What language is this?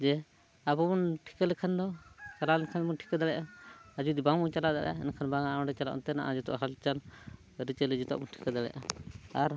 Santali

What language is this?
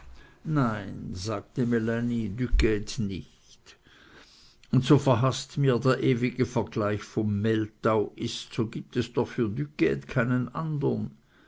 German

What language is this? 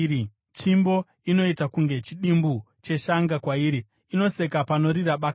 Shona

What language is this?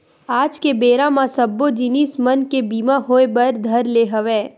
Chhattisgarhi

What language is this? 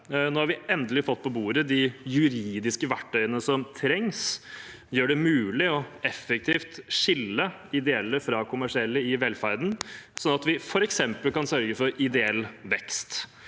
Norwegian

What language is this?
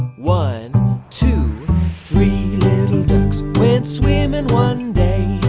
English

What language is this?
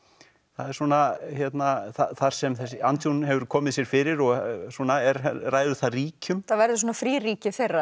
Icelandic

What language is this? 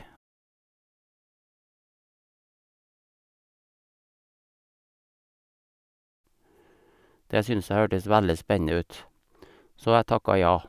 Norwegian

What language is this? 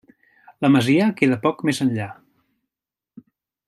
Catalan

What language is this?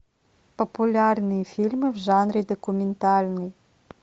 Russian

